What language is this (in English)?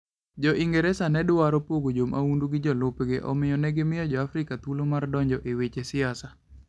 Luo (Kenya and Tanzania)